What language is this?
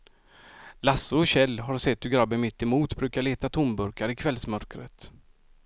Swedish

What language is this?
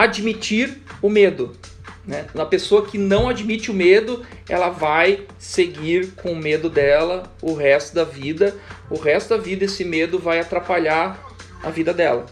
Portuguese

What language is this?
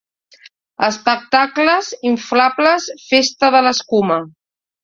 Catalan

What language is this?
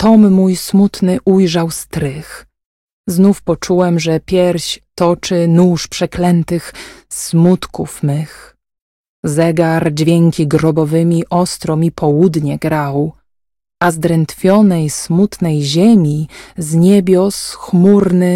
Polish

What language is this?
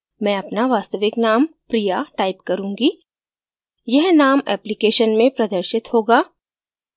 Hindi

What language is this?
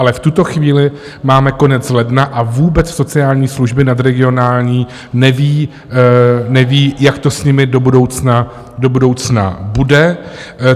Czech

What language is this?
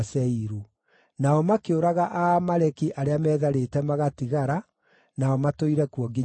Kikuyu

